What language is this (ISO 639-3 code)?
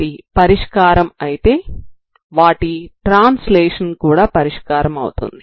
tel